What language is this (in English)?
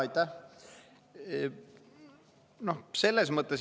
Estonian